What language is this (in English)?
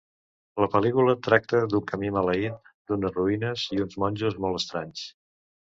Catalan